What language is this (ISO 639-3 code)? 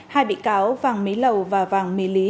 vie